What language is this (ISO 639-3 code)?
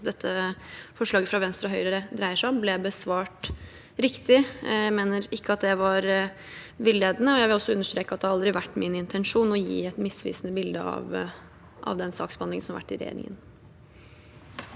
nor